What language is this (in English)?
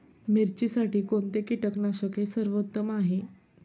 Marathi